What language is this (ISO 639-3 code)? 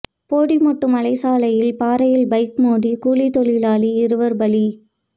tam